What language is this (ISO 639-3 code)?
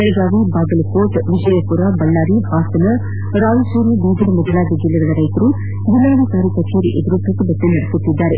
kan